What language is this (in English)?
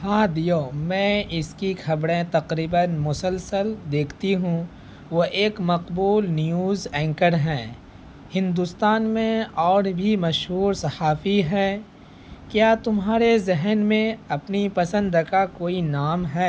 Urdu